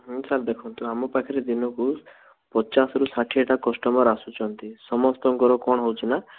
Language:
Odia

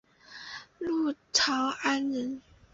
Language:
Chinese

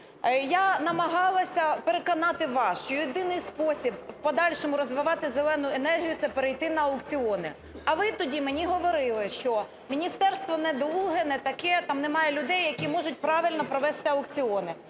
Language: Ukrainian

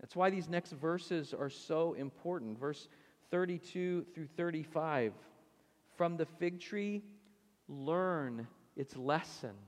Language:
English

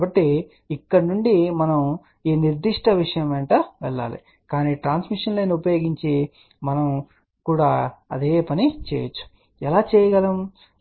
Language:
Telugu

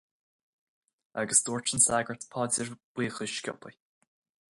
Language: Irish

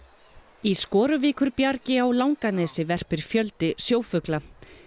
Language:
Icelandic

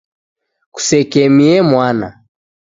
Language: Taita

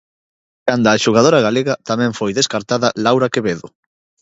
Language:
Galician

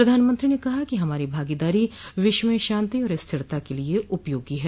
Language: Hindi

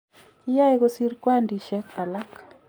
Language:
Kalenjin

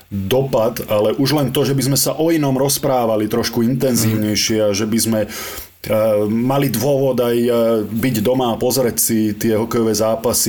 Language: Slovak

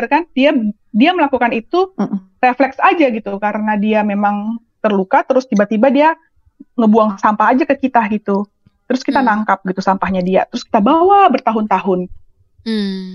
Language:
Indonesian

